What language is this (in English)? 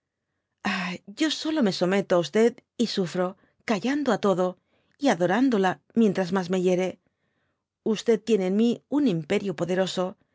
Spanish